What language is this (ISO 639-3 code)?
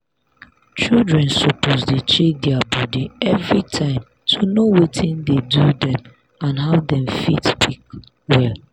pcm